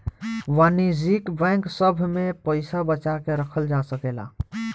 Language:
Bhojpuri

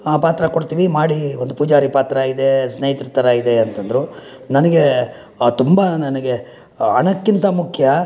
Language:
Kannada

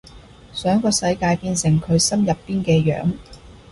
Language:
Cantonese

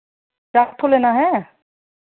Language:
Hindi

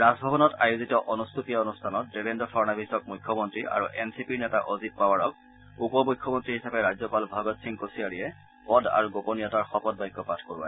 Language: Assamese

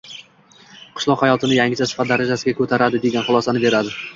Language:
Uzbek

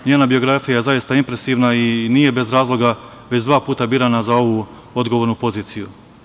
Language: Serbian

